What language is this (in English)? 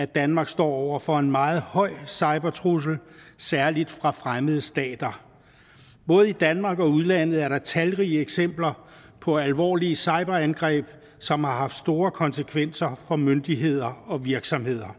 Danish